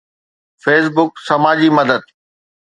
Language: Sindhi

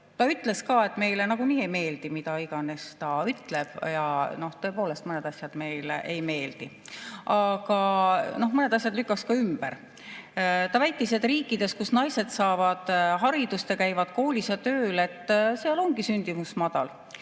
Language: Estonian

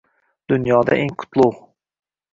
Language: Uzbek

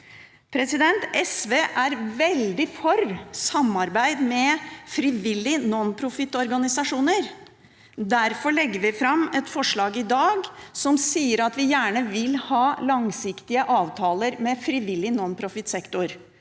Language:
Norwegian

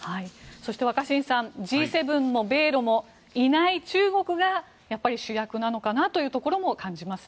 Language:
Japanese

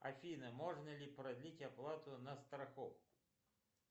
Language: Russian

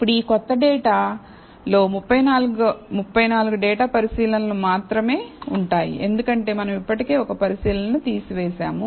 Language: Telugu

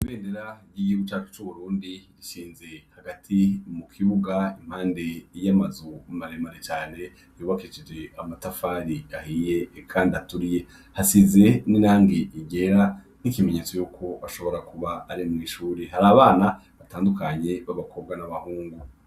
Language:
Rundi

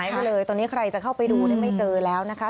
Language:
Thai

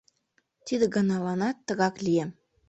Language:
Mari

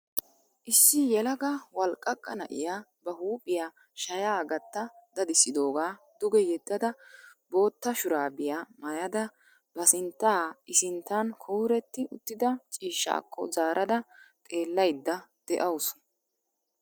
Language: Wolaytta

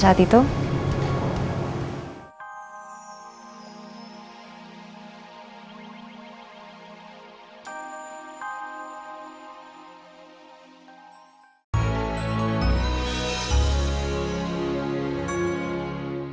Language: Indonesian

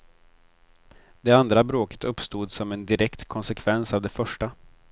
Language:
Swedish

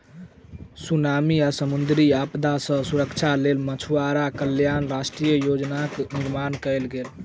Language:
Maithili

